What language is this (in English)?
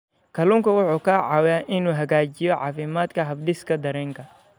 Somali